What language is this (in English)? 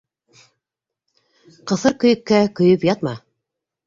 Bashkir